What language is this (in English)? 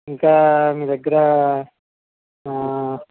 Telugu